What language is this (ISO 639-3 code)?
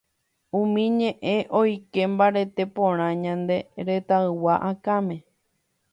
grn